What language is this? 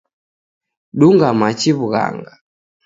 Taita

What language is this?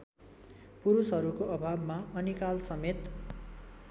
Nepali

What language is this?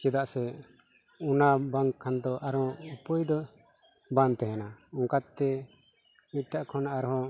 Santali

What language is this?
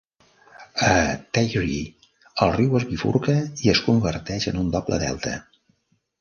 Catalan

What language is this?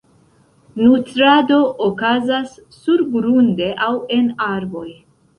Esperanto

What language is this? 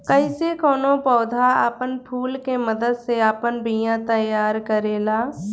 Bhojpuri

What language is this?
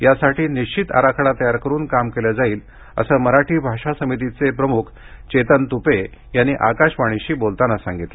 Marathi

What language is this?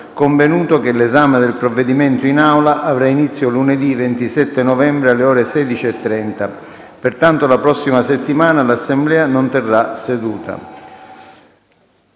Italian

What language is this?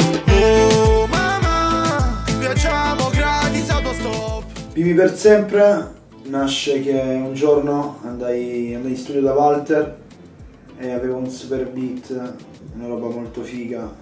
Italian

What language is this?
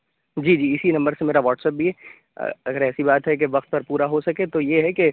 Urdu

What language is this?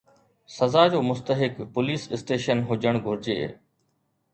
Sindhi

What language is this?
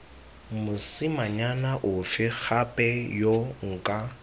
Tswana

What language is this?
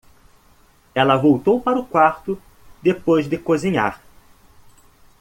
Portuguese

